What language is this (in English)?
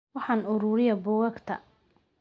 Somali